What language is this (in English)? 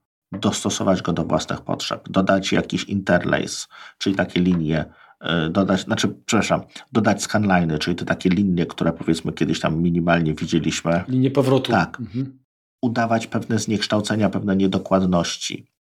Polish